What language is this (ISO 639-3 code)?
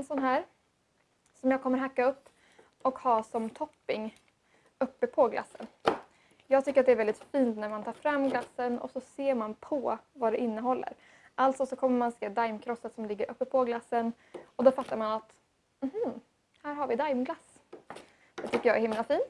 swe